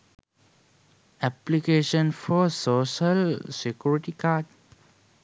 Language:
Sinhala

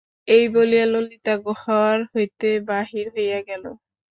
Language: Bangla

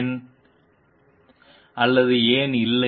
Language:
Tamil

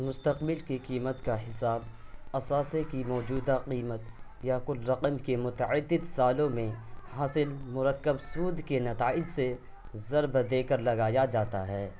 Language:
Urdu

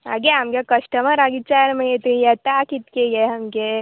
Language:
Konkani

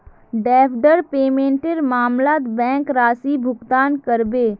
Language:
Magahi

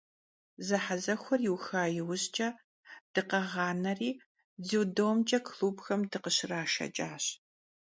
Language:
Kabardian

